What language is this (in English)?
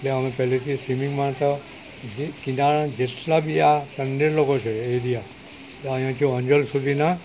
Gujarati